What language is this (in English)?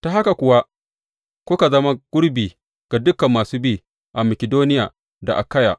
Hausa